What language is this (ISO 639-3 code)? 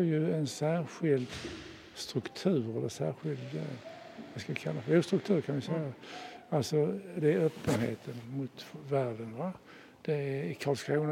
swe